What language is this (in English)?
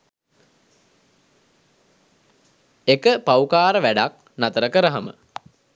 Sinhala